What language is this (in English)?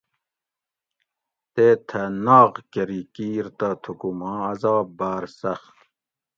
Gawri